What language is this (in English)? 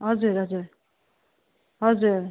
Nepali